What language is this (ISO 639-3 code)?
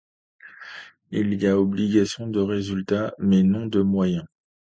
fra